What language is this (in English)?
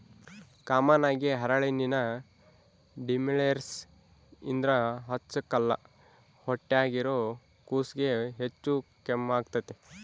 Kannada